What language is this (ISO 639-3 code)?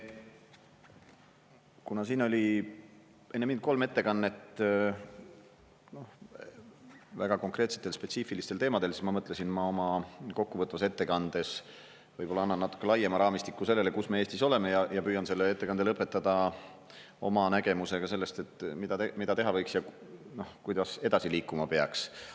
est